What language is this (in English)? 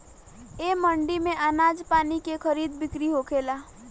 Bhojpuri